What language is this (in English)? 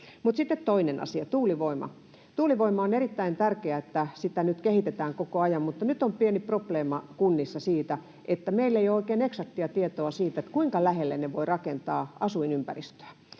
Finnish